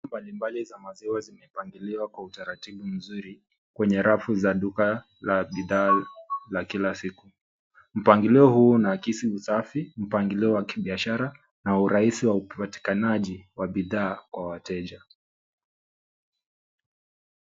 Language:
Swahili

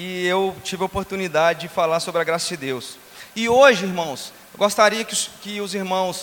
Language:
Portuguese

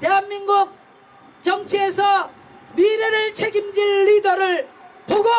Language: Korean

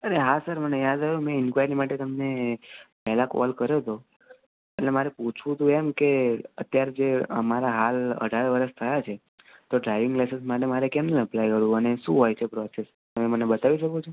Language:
Gujarati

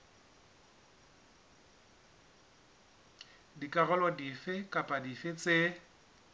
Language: Southern Sotho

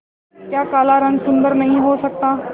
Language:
Hindi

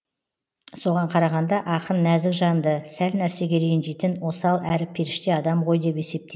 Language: Kazakh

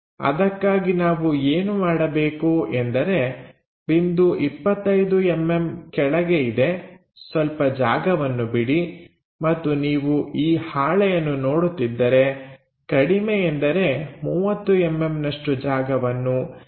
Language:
Kannada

